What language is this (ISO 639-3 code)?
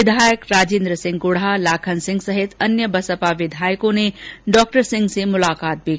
hin